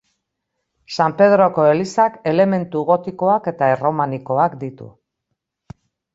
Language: Basque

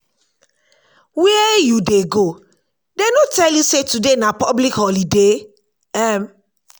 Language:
Nigerian Pidgin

